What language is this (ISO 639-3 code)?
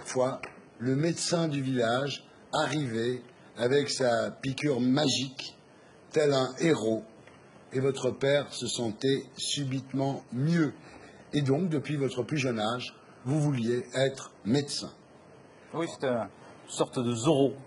fra